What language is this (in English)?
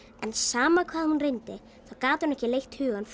Icelandic